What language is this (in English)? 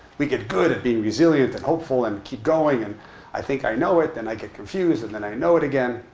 English